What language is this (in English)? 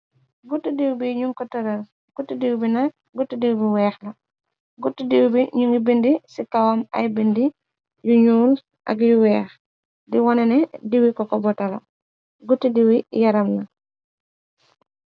Wolof